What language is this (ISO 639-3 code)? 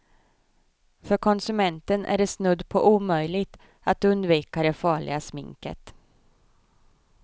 swe